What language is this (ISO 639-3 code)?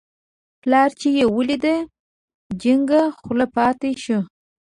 pus